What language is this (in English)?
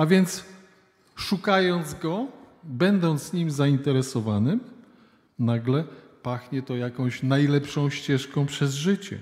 Polish